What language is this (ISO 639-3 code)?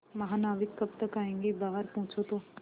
hin